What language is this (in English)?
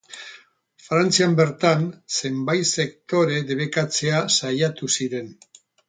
Basque